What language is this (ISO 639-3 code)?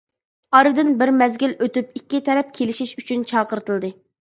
uig